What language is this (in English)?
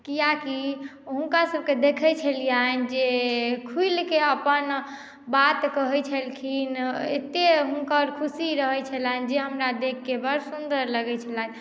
Maithili